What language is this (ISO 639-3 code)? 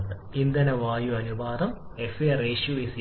mal